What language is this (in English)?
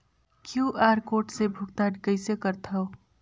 Chhattisgarhi